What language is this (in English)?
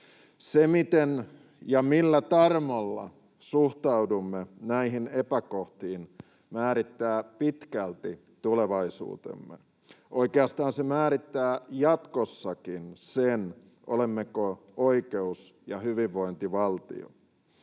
Finnish